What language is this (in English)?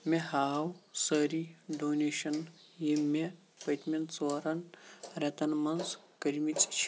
Kashmiri